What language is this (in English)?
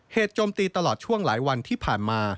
Thai